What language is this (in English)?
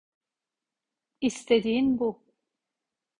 Turkish